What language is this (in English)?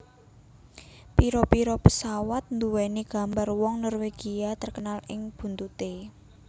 Javanese